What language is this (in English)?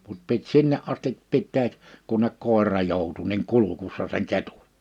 Finnish